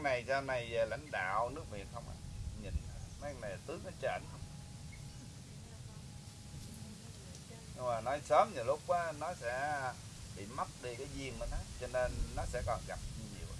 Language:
Vietnamese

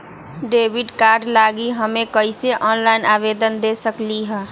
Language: Magahi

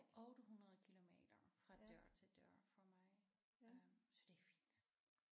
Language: Danish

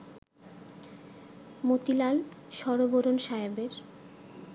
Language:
Bangla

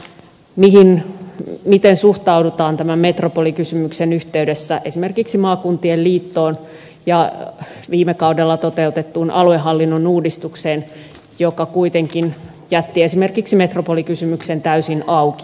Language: Finnish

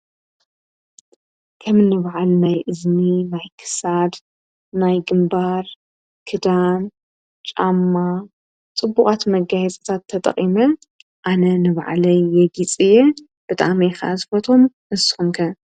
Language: Tigrinya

